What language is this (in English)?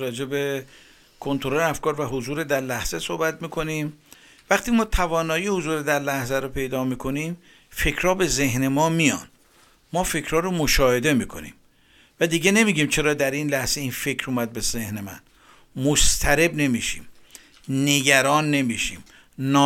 Persian